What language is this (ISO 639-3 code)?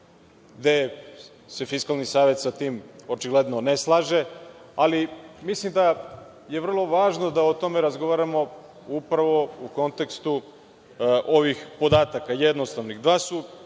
srp